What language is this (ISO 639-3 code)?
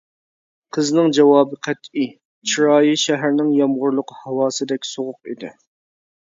uig